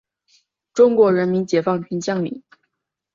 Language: Chinese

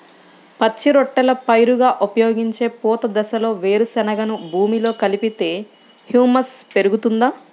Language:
Telugu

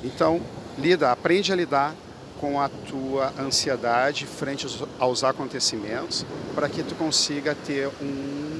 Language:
Portuguese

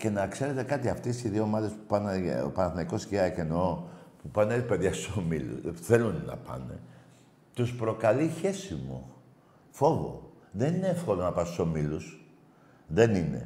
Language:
Greek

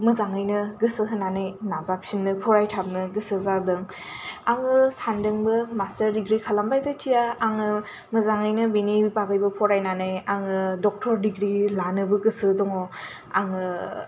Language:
Bodo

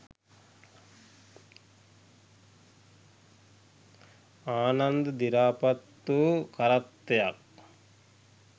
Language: Sinhala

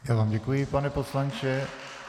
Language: Czech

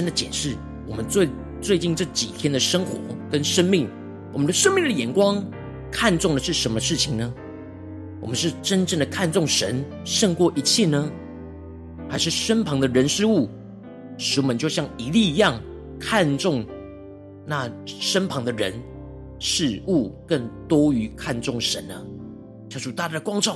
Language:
Chinese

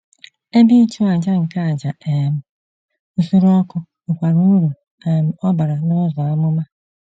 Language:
Igbo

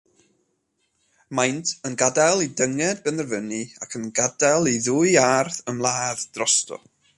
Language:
Welsh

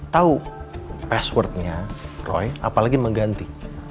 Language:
Indonesian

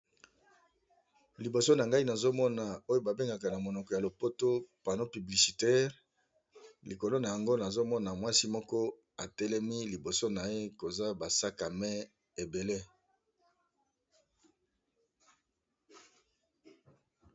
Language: Lingala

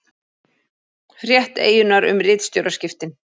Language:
Icelandic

